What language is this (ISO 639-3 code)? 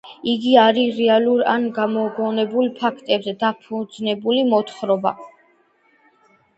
kat